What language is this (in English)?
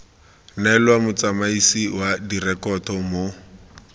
Tswana